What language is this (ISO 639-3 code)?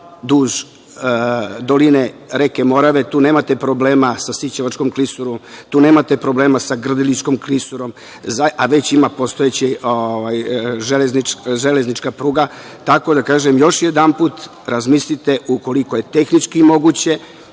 srp